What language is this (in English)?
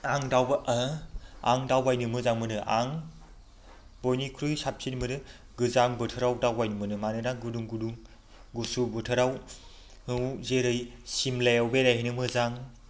Bodo